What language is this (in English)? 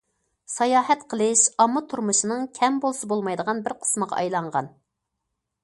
Uyghur